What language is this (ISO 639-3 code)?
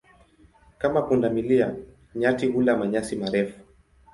swa